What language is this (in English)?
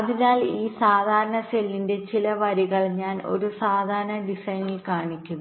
Malayalam